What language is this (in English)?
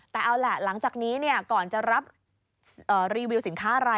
Thai